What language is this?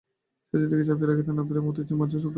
Bangla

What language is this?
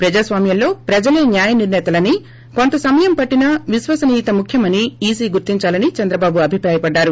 Telugu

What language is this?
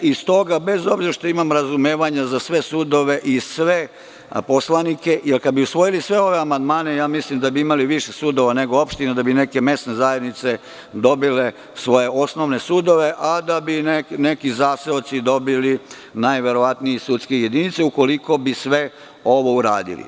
Serbian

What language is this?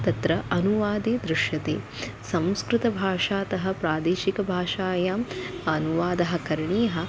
Sanskrit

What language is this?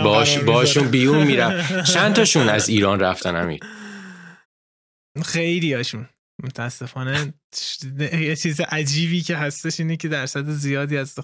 Persian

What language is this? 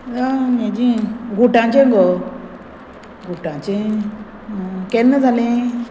Konkani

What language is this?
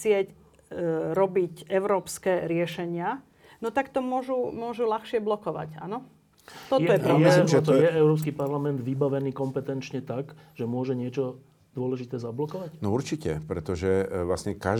Slovak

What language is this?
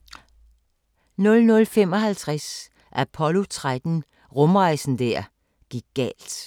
Danish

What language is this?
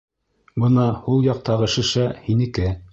Bashkir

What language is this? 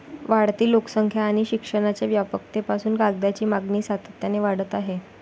Marathi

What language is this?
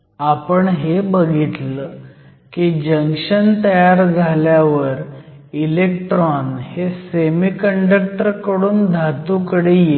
Marathi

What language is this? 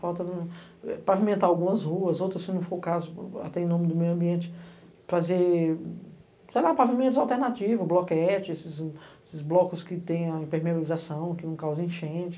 Portuguese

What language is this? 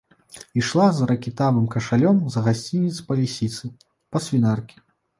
Belarusian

